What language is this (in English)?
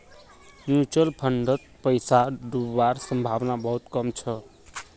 Magahi